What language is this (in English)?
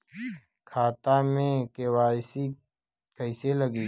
Bhojpuri